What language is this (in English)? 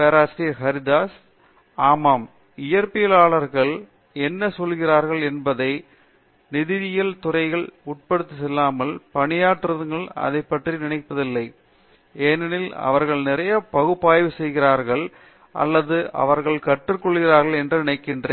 Tamil